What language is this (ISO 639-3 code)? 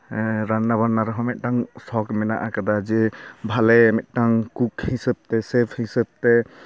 sat